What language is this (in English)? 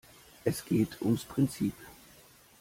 German